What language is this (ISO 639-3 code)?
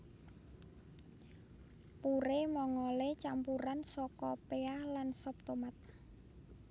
jav